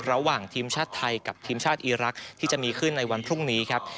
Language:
Thai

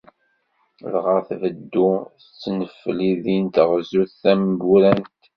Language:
Kabyle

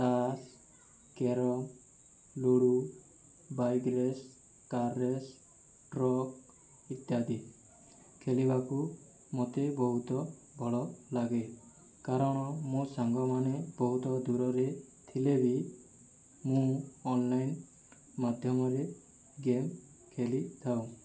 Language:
Odia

